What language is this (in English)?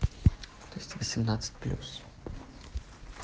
Russian